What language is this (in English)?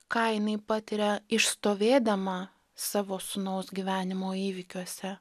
Lithuanian